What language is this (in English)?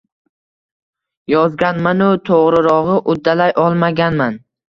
Uzbek